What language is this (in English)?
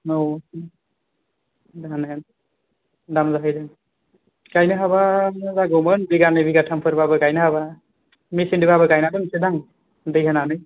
Bodo